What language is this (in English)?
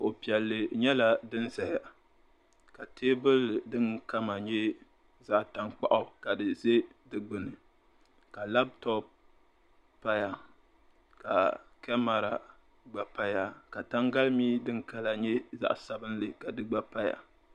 Dagbani